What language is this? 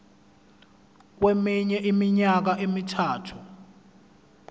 Zulu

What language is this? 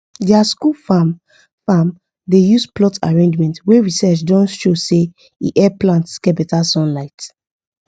Nigerian Pidgin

